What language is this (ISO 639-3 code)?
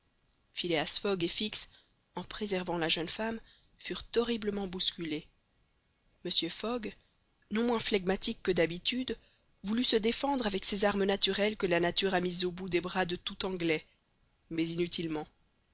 fra